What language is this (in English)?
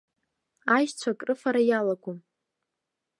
Abkhazian